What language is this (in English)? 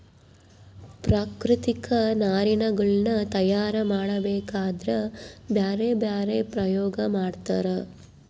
Kannada